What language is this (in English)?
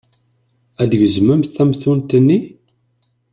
Kabyle